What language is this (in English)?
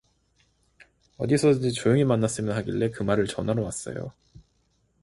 Korean